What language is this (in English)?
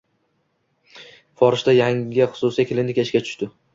Uzbek